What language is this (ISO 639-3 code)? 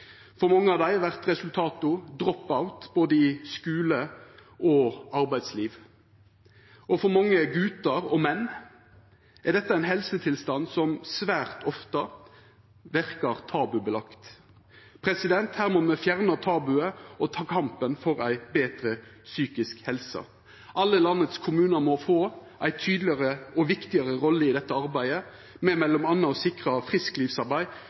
nno